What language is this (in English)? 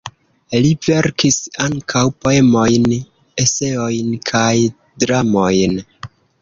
Esperanto